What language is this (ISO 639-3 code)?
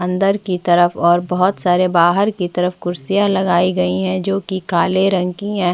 hin